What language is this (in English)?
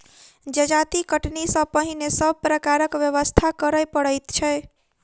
Maithili